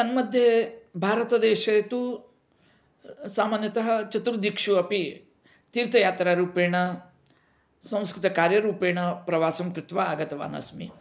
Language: Sanskrit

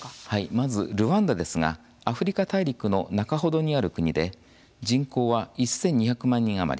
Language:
Japanese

